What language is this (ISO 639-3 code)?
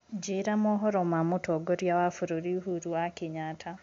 kik